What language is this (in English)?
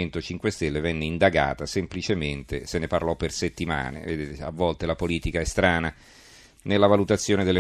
Italian